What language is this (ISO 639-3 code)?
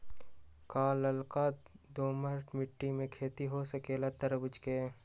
mag